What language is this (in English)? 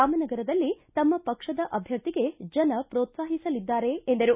Kannada